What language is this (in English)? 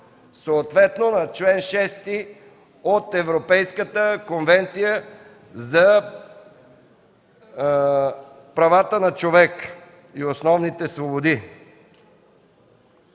Bulgarian